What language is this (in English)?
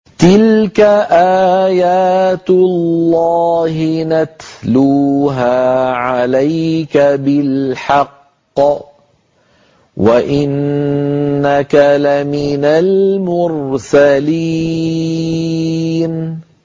Arabic